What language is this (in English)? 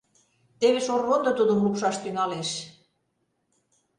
Mari